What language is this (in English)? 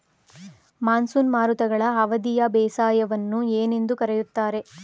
Kannada